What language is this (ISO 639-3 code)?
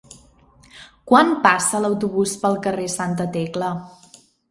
cat